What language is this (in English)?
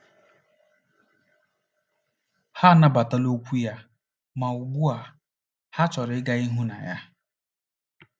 Igbo